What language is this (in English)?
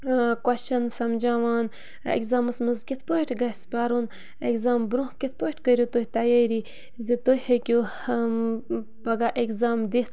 Kashmiri